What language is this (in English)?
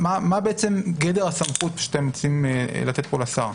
Hebrew